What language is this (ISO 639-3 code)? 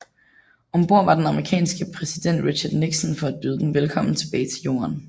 dan